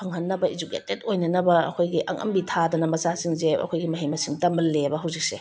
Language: Manipuri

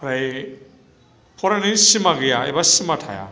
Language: Bodo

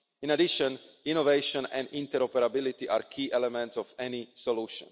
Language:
English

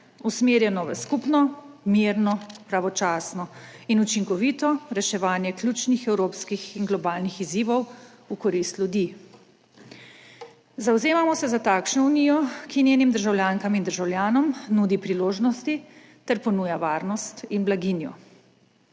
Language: Slovenian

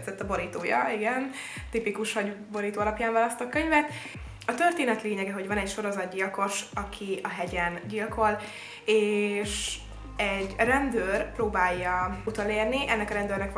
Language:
Hungarian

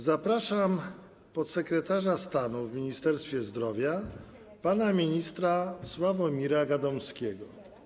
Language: Polish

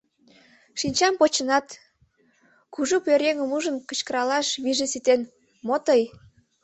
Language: Mari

